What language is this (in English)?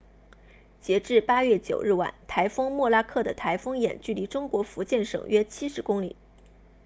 Chinese